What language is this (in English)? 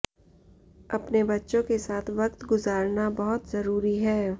Hindi